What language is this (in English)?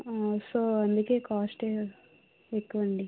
Telugu